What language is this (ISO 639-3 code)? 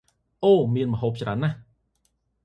khm